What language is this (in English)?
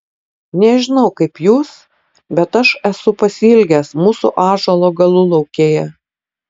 Lithuanian